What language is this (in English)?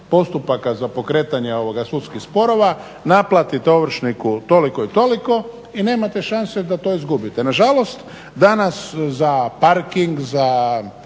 Croatian